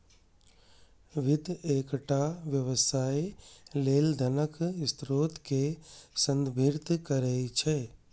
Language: Maithili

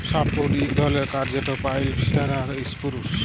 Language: Bangla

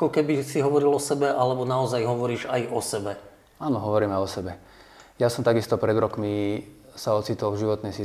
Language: Slovak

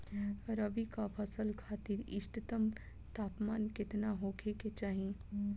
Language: Bhojpuri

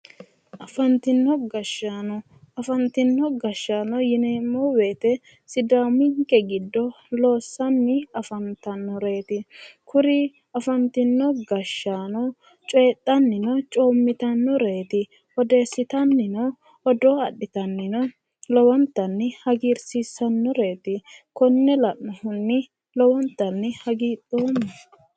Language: Sidamo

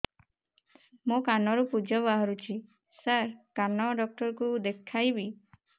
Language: Odia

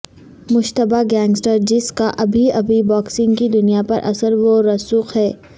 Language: Urdu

